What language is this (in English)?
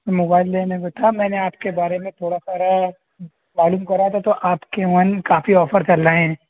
Urdu